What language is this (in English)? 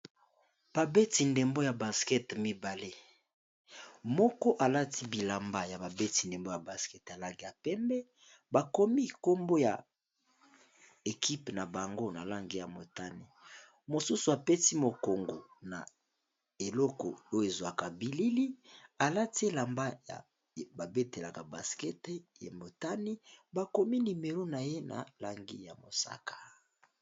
Lingala